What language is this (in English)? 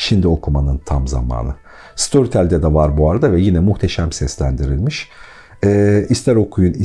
Turkish